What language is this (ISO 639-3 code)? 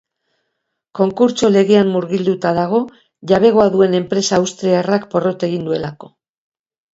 eus